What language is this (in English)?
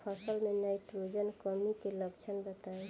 Bhojpuri